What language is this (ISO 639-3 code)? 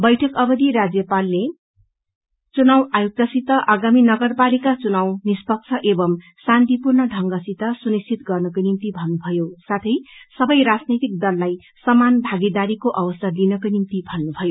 nep